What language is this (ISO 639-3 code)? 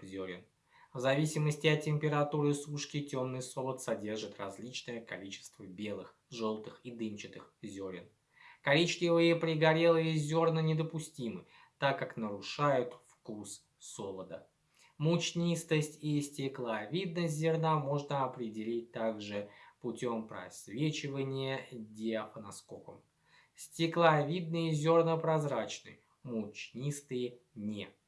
rus